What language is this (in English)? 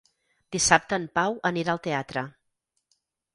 Catalan